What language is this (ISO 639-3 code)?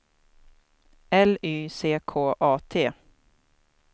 swe